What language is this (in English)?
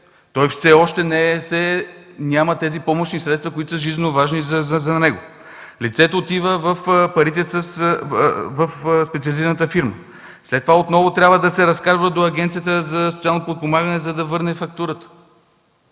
Bulgarian